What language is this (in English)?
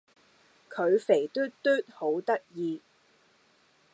Cantonese